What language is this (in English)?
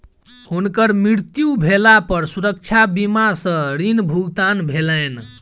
Maithili